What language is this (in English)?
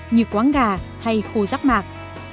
Vietnamese